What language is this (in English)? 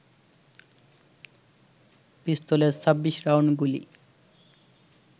Bangla